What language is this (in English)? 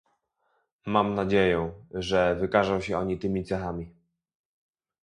Polish